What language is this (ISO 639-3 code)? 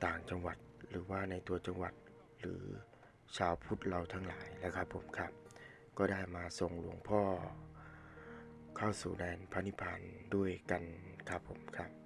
tha